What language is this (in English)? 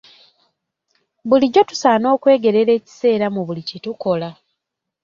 Ganda